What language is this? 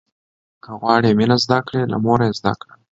Pashto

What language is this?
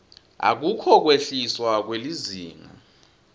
Swati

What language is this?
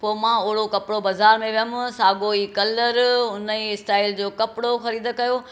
Sindhi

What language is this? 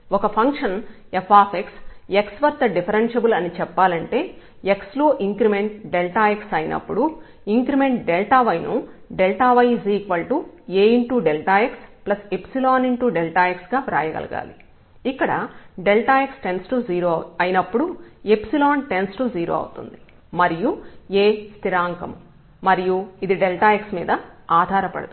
Telugu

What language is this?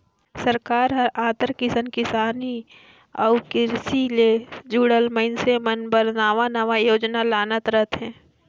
Chhattisgarhi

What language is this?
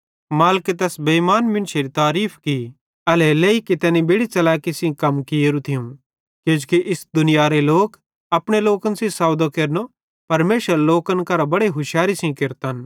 Bhadrawahi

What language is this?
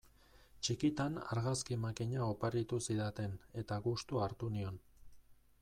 Basque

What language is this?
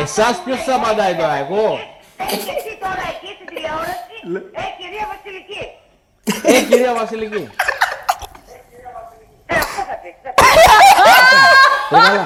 Greek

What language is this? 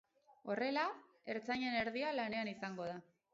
Basque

